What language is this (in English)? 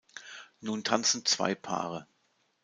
German